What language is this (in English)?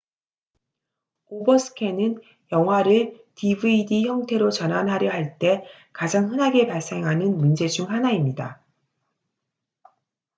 Korean